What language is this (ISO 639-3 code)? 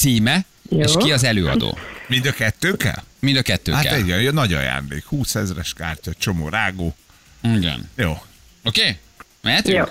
hun